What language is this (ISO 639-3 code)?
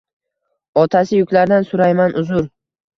uzb